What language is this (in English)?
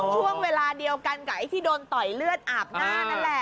Thai